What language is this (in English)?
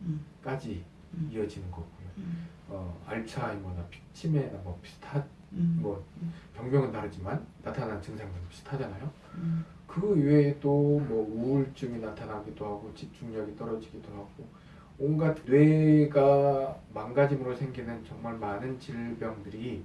Korean